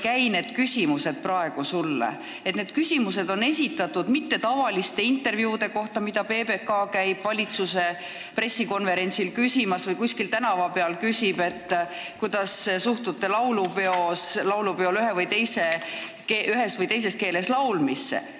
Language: Estonian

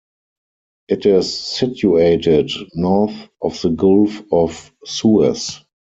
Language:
English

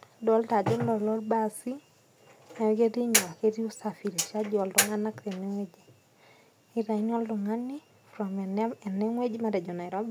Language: Masai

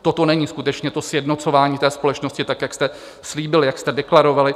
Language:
Czech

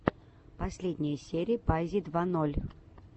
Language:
Russian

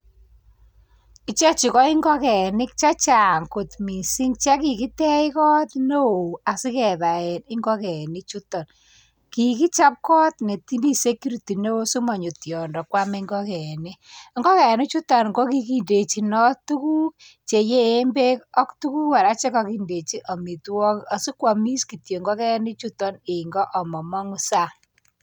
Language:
Kalenjin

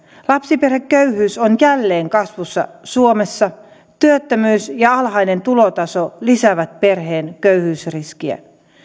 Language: Finnish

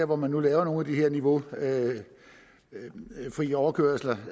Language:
Danish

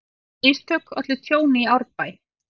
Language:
Icelandic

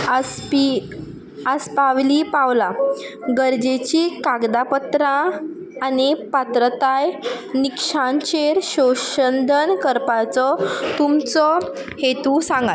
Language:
Konkani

